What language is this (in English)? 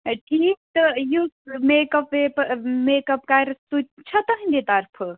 Kashmiri